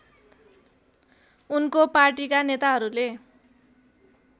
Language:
Nepali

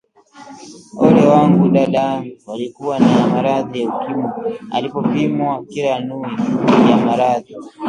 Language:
Swahili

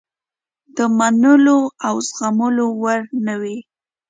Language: Pashto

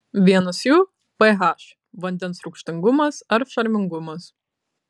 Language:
Lithuanian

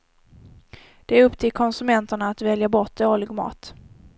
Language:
Swedish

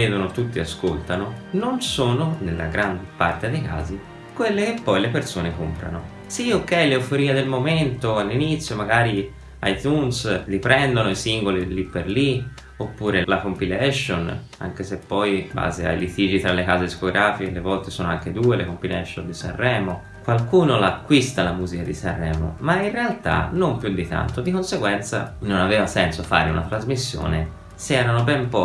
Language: Italian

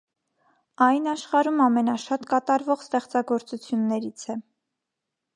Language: Armenian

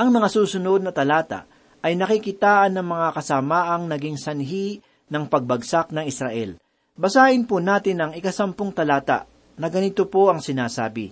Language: Filipino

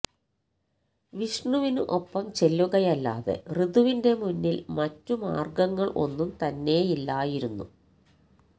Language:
Malayalam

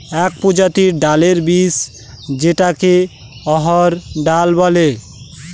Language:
Bangla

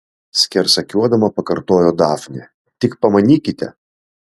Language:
Lithuanian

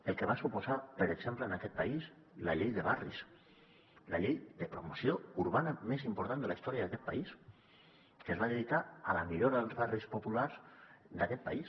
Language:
Catalan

